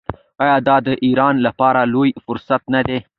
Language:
Pashto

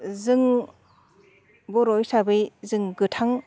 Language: Bodo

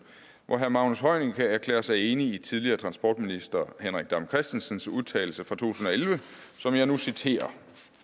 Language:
Danish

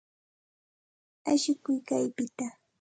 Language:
Santa Ana de Tusi Pasco Quechua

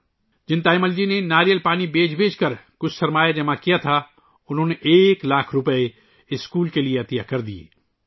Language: Urdu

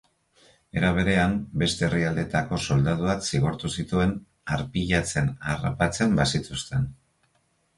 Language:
Basque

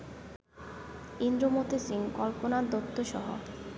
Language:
Bangla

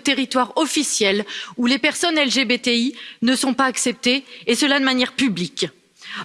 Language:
French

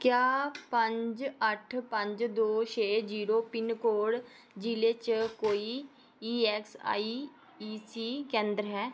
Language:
Dogri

